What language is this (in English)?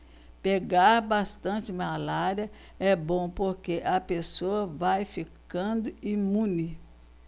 Portuguese